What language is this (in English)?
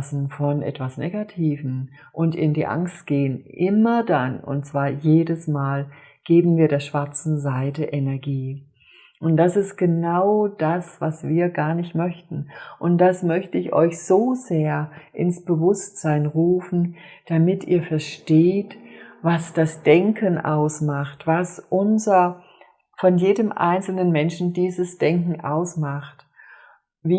German